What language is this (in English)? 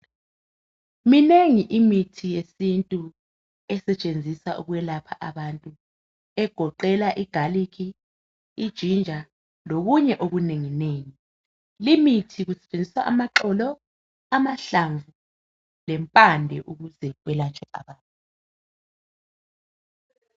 North Ndebele